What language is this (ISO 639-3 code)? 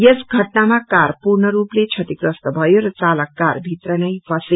nep